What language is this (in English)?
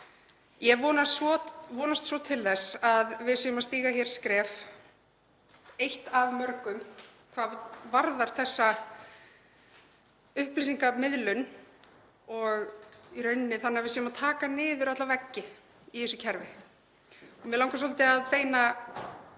Icelandic